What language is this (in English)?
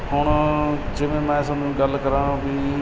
Punjabi